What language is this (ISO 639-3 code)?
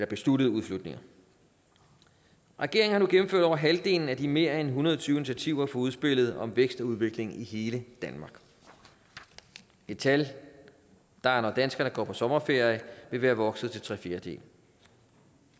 dan